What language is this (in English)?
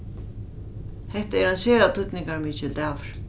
Faroese